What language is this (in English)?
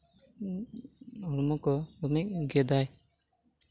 Santali